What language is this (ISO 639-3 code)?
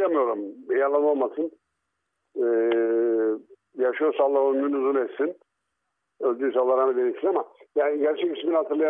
tur